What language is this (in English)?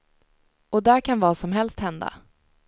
Swedish